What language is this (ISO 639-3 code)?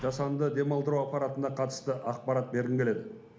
kaz